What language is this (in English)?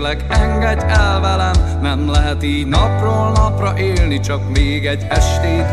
Hungarian